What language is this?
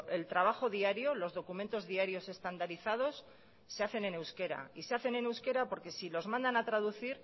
Spanish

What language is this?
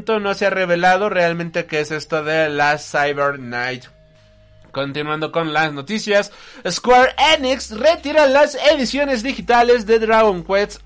Spanish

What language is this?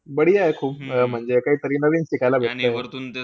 Marathi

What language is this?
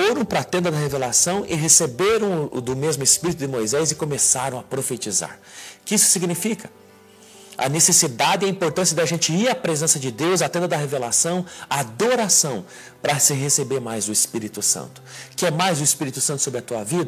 Portuguese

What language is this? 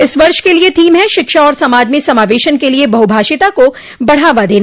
Hindi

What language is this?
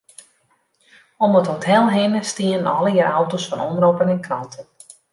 Western Frisian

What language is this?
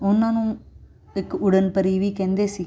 Punjabi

